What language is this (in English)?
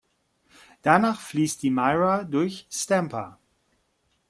German